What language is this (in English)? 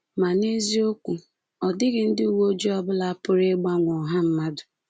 Igbo